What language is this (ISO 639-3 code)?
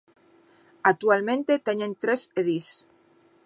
glg